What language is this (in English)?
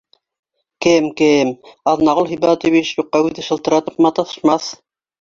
Bashkir